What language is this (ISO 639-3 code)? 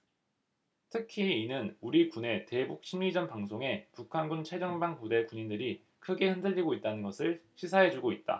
kor